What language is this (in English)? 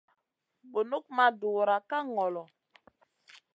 Masana